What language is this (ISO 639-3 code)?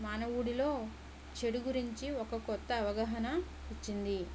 tel